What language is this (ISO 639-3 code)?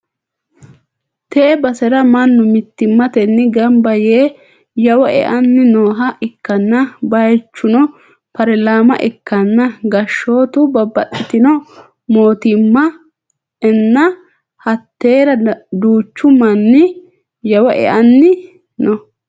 sid